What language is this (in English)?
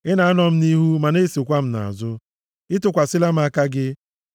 Igbo